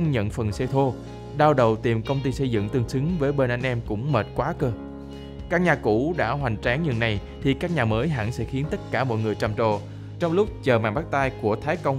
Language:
Vietnamese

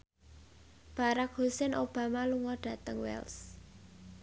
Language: Javanese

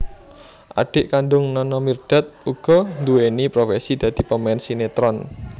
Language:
Javanese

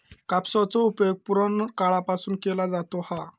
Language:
Marathi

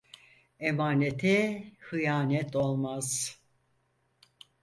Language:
Turkish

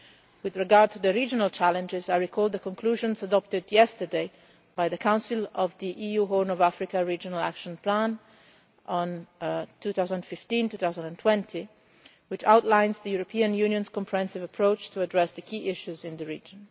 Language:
English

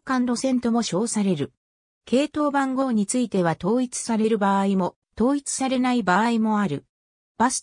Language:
Japanese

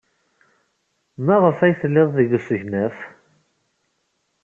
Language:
Kabyle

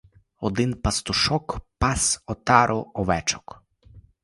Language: Ukrainian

